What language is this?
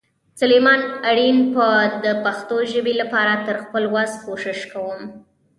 Pashto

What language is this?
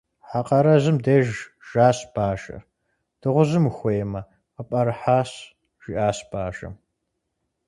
Kabardian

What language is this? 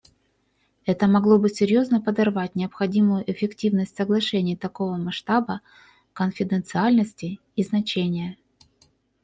Russian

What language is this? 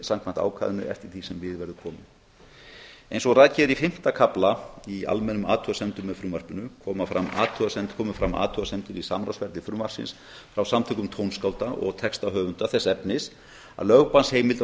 Icelandic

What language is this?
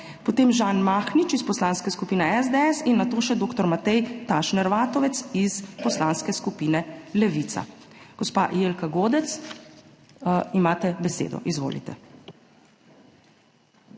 Slovenian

